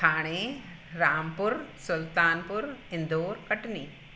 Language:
Sindhi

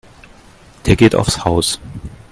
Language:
German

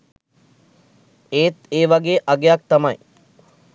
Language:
Sinhala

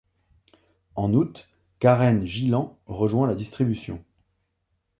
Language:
French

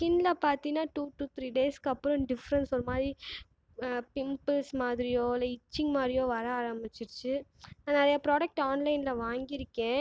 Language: Tamil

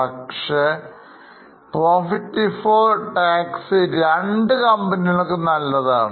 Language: Malayalam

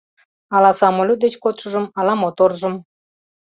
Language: Mari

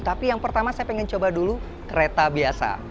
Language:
Indonesian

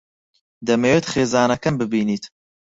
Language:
Central Kurdish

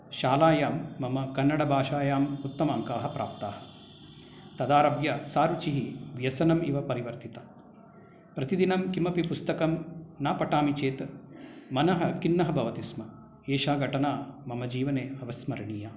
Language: Sanskrit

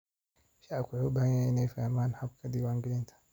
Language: Somali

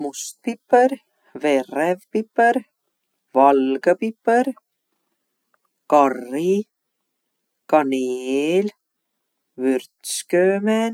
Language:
Võro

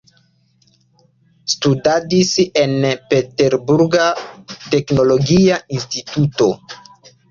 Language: Esperanto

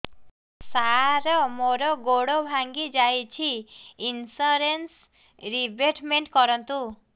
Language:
Odia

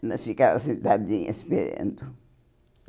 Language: Portuguese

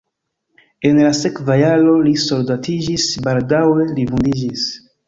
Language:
Esperanto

